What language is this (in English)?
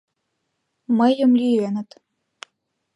Mari